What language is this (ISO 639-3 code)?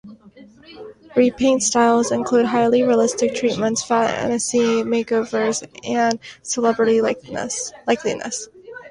eng